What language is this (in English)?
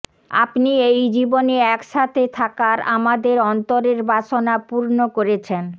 Bangla